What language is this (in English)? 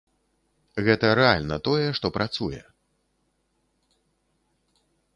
Belarusian